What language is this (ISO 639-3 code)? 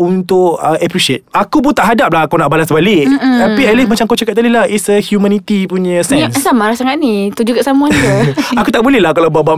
msa